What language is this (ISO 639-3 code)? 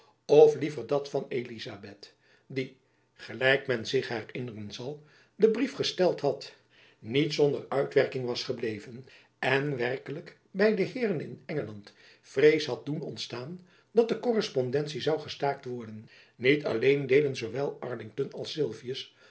nld